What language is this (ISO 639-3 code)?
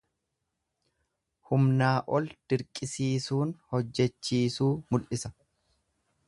orm